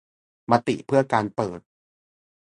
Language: Thai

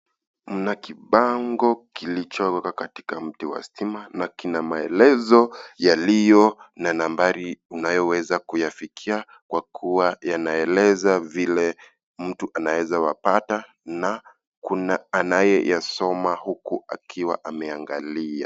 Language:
Swahili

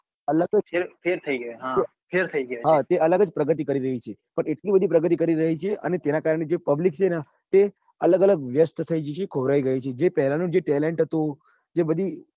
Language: Gujarati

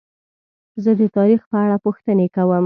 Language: Pashto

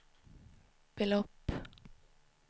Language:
Swedish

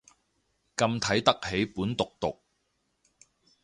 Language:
Cantonese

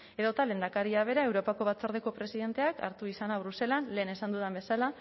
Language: Basque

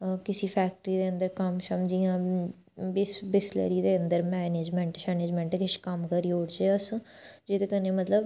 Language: Dogri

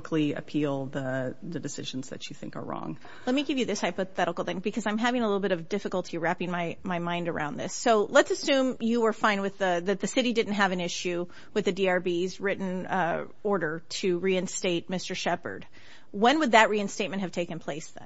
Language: English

